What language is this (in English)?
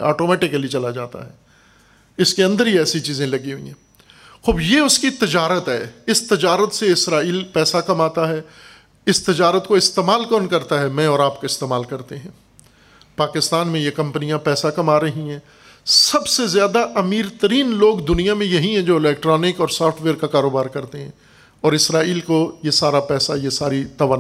Urdu